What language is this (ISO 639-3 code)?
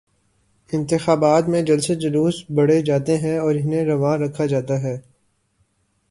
urd